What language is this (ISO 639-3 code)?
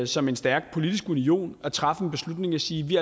dan